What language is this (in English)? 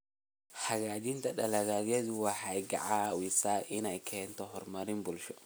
Somali